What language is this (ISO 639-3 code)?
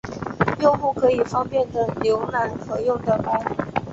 zho